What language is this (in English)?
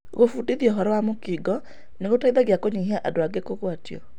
Kikuyu